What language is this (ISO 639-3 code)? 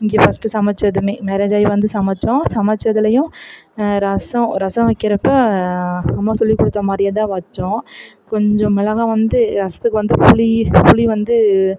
tam